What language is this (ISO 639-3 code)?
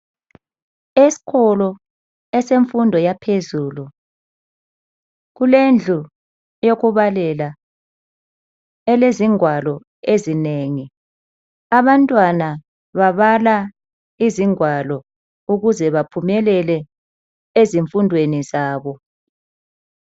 nde